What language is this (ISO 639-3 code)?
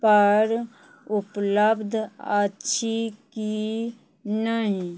mai